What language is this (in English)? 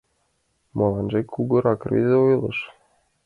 Mari